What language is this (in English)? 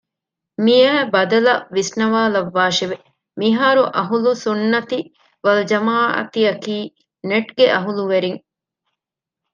Divehi